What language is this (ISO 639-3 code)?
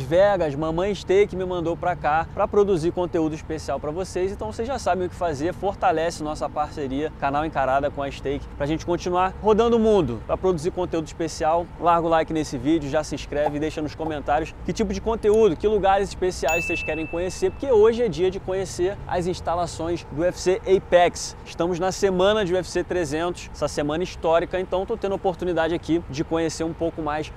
por